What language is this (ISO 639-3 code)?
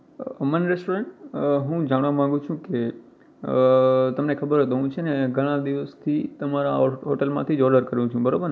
guj